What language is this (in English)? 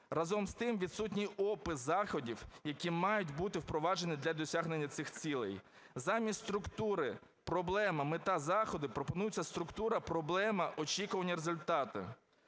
Ukrainian